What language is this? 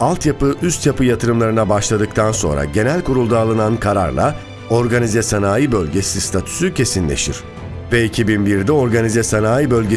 Turkish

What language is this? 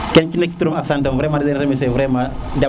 Serer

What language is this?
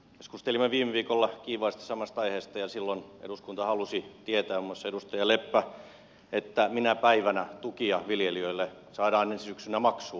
Finnish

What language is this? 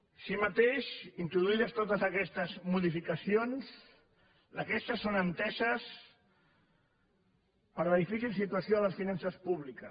Catalan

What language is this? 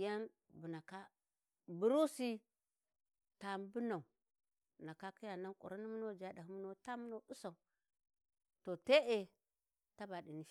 Warji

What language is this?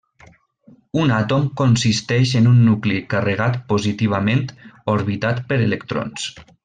Catalan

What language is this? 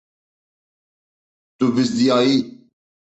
Kurdish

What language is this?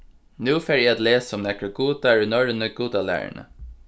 Faroese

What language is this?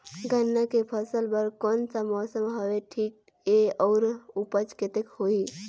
Chhattisgarhi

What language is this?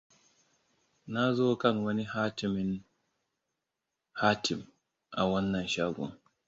Hausa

